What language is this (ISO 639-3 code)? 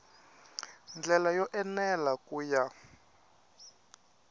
tso